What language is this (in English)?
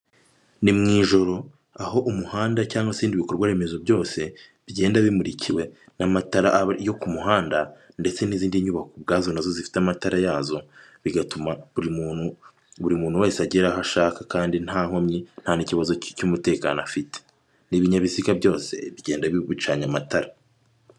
Kinyarwanda